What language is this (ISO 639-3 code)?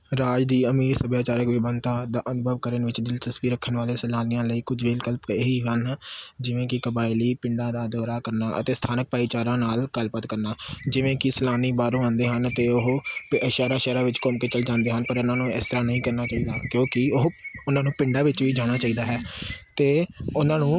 pan